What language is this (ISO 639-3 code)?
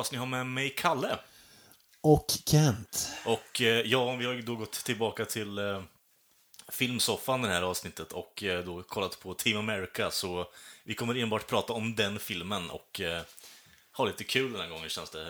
swe